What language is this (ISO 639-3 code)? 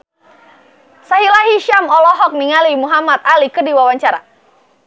sun